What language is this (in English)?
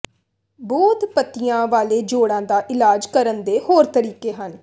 Punjabi